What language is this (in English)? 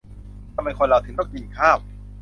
Thai